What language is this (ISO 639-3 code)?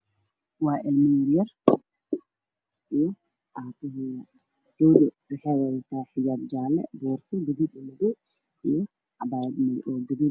som